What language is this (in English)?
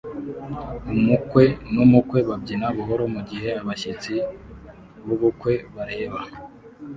Kinyarwanda